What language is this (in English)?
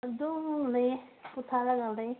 Manipuri